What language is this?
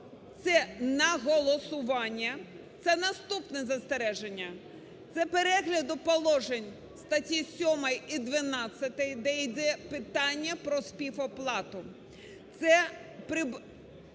Ukrainian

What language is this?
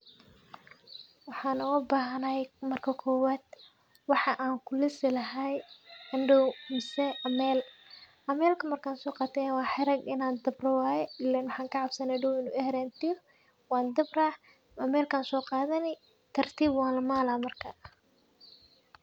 Somali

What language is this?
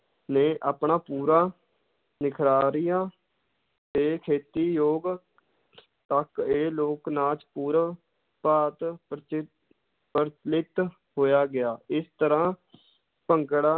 Punjabi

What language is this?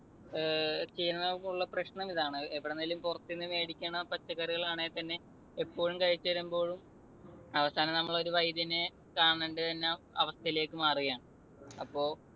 Malayalam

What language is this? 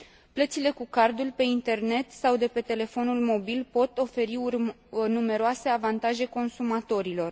Romanian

